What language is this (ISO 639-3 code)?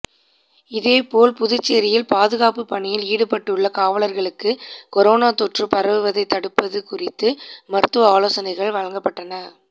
tam